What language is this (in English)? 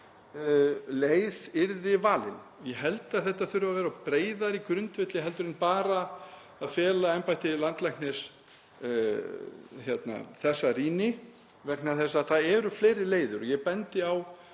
Icelandic